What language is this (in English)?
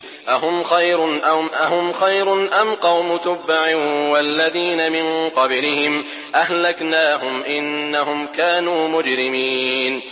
Arabic